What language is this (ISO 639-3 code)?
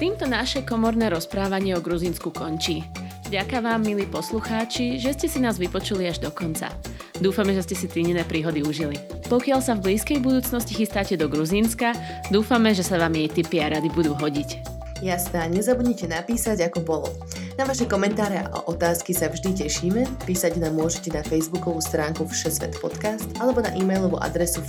slk